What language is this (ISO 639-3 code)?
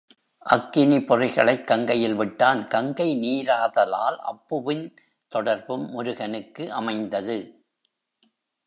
tam